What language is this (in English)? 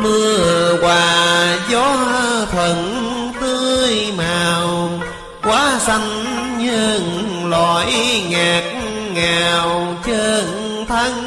Vietnamese